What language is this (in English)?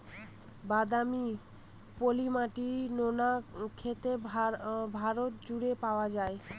Bangla